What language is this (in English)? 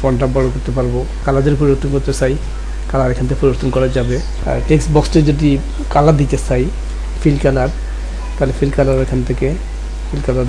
Bangla